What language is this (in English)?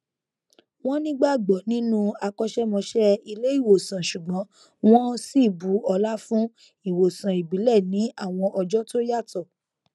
Yoruba